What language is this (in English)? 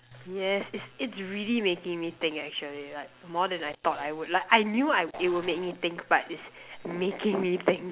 English